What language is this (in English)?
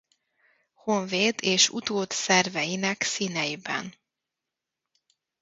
Hungarian